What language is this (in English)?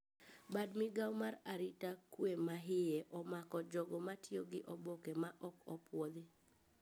Luo (Kenya and Tanzania)